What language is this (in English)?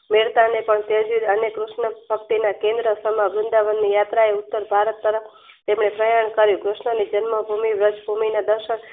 Gujarati